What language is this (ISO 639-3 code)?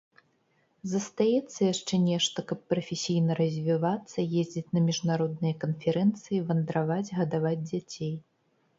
bel